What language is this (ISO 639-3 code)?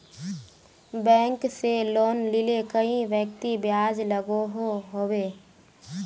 mag